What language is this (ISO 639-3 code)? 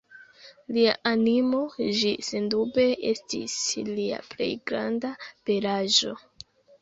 epo